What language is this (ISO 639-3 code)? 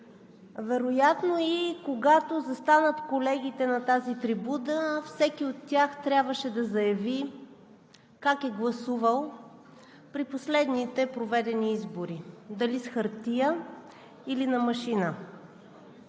bul